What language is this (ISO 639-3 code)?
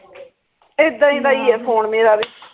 pan